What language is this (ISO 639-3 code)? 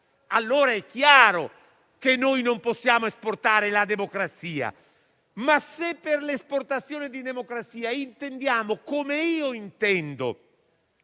ita